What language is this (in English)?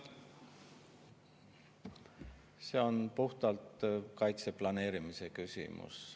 Estonian